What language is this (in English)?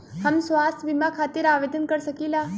Bhojpuri